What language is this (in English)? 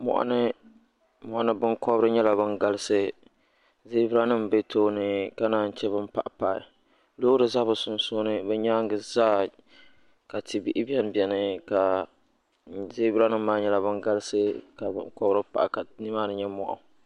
Dagbani